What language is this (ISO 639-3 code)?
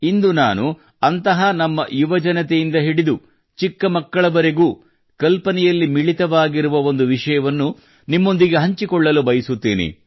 kan